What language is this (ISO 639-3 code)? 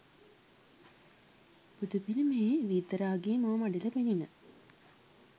sin